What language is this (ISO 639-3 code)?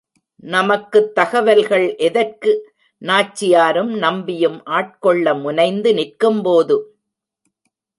tam